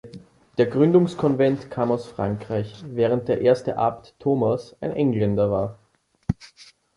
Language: German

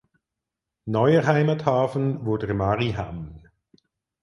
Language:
German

